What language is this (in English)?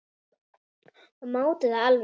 Icelandic